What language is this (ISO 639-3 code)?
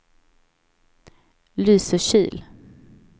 swe